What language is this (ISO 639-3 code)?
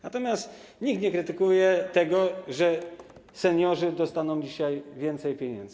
pol